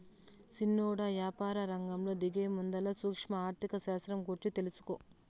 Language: Telugu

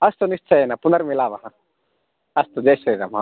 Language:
Sanskrit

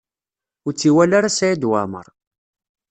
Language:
Kabyle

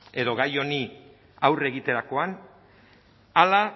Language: Basque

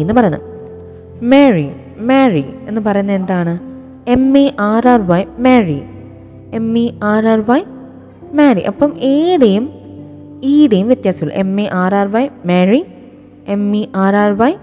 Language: Malayalam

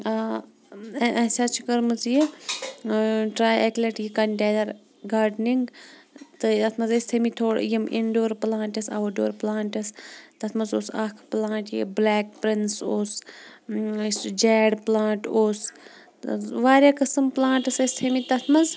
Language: Kashmiri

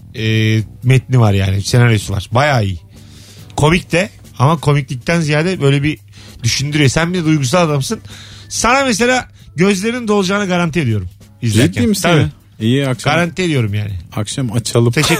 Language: Turkish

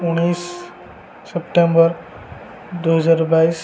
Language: Odia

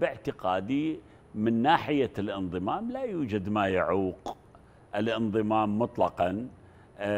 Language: Arabic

